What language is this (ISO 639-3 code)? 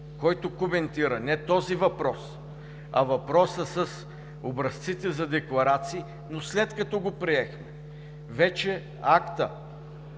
bul